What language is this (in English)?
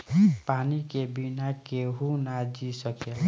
Bhojpuri